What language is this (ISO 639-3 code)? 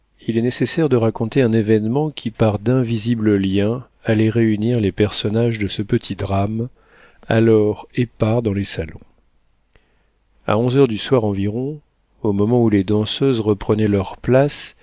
fra